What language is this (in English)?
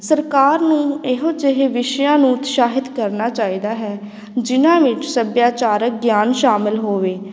Punjabi